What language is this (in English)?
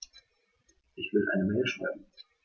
German